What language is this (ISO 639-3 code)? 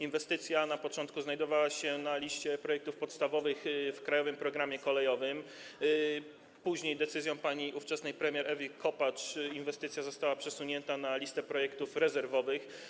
pol